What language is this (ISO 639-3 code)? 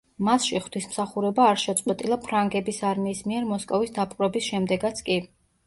kat